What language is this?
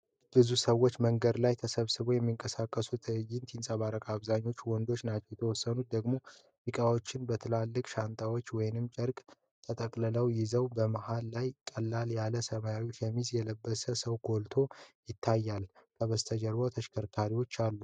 Amharic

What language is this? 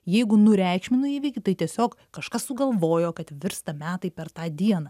Lithuanian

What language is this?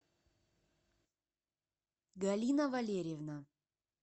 Russian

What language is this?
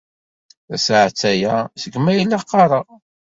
Kabyle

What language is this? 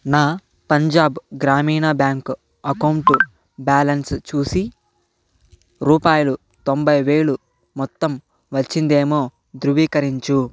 Telugu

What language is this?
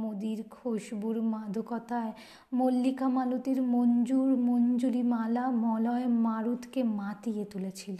Bangla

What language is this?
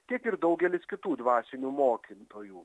Lithuanian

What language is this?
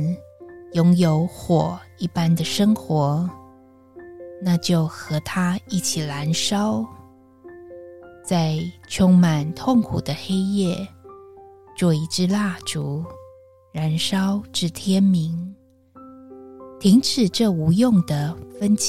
Chinese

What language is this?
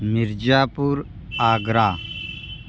Hindi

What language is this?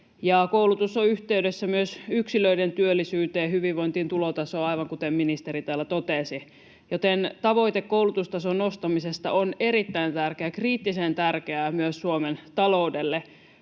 Finnish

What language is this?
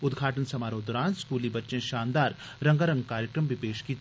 Dogri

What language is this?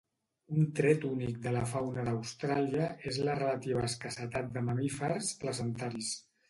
Catalan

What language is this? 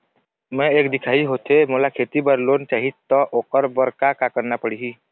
Chhattisgarhi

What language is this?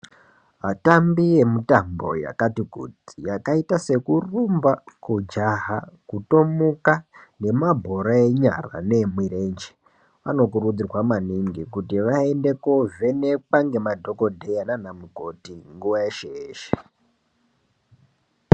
Ndau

